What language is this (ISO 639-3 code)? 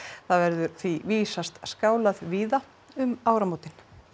isl